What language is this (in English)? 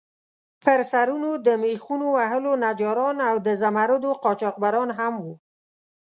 Pashto